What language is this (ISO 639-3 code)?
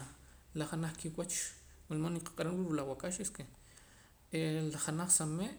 poc